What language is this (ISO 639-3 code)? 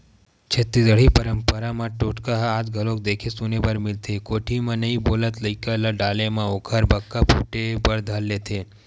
hne